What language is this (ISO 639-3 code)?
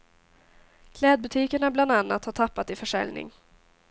swe